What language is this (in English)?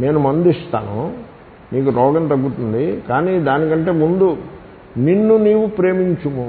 Telugu